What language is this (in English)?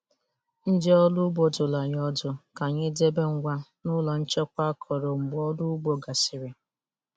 Igbo